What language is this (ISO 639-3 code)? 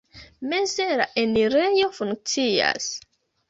epo